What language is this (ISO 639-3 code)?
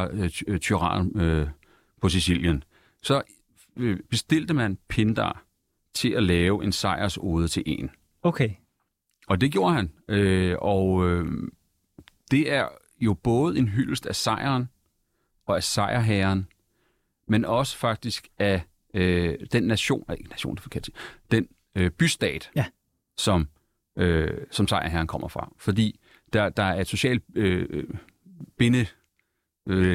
dan